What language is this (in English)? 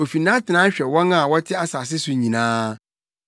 Akan